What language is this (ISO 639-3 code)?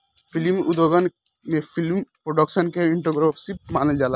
bho